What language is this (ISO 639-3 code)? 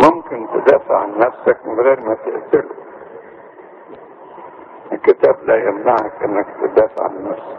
ara